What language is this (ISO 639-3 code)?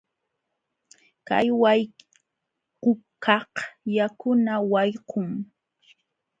qxw